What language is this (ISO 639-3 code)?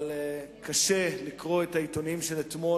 heb